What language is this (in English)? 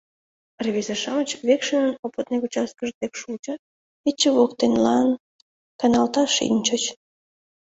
Mari